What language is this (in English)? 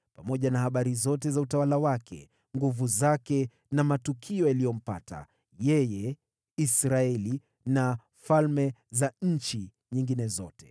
Swahili